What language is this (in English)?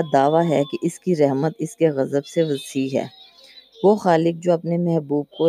Urdu